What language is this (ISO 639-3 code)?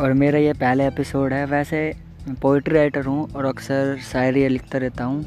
hin